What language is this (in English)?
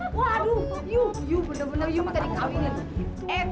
Indonesian